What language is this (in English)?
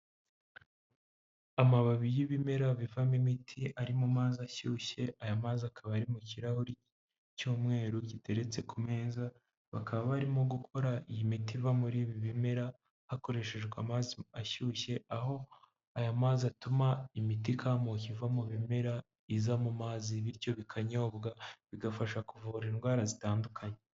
Kinyarwanda